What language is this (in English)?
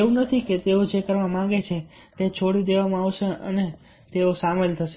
Gujarati